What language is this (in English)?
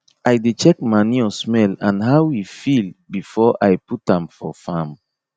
Nigerian Pidgin